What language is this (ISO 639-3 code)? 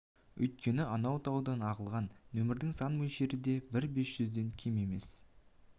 kaz